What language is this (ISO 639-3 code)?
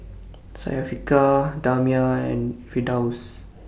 eng